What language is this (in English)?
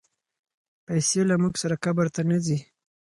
Pashto